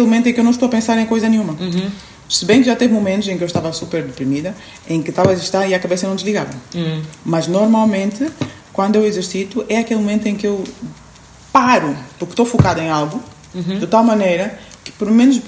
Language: Portuguese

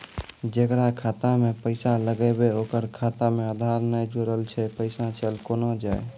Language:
Maithili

